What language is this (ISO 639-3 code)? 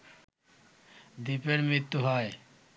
ben